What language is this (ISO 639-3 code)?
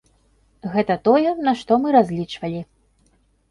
bel